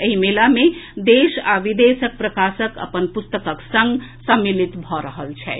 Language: Maithili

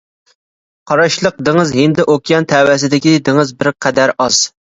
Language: Uyghur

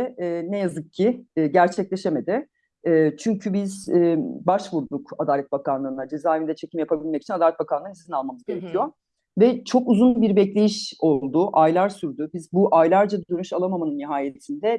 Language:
Turkish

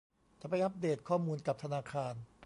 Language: Thai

